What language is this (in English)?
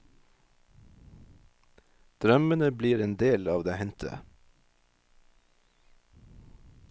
Norwegian